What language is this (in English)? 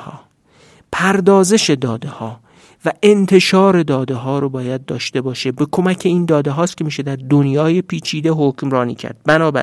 Persian